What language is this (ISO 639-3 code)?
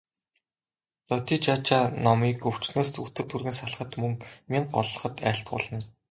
mon